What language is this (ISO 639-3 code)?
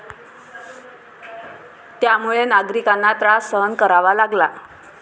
mar